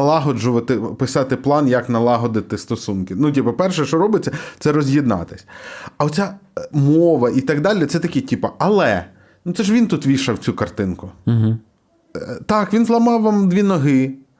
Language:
Ukrainian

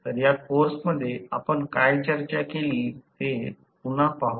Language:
Marathi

